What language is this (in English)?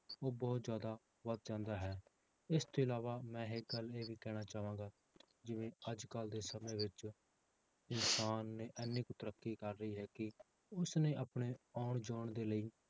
Punjabi